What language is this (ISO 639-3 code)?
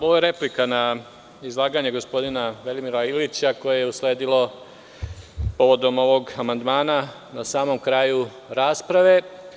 srp